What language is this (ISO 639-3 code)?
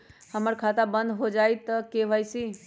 mag